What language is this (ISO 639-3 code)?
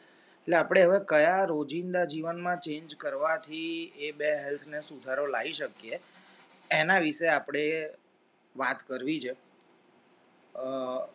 guj